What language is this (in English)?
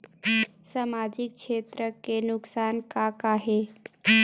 Chhattisgarhi